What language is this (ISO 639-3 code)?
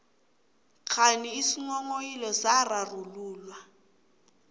nbl